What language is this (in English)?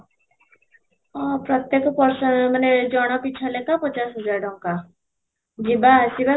Odia